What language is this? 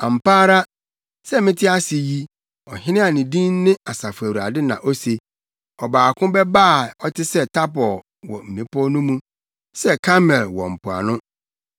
Akan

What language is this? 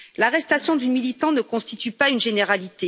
French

